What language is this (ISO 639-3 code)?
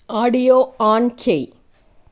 tel